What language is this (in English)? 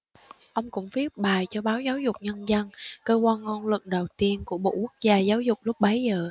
Vietnamese